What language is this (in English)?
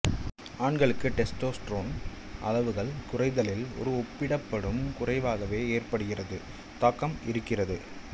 Tamil